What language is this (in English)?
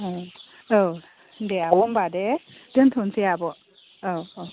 Bodo